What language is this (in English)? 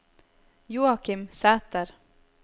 Norwegian